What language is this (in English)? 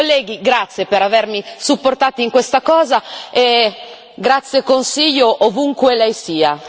Italian